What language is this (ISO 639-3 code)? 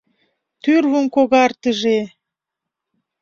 chm